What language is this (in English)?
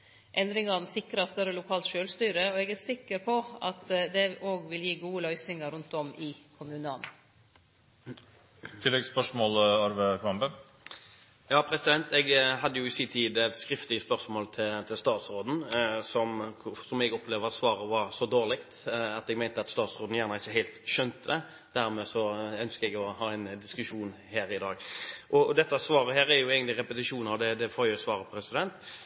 Norwegian